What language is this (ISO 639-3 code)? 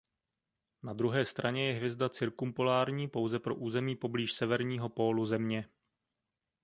ces